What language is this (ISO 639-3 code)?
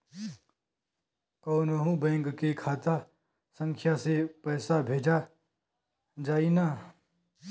bho